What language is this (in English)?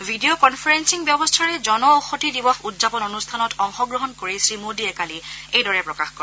Assamese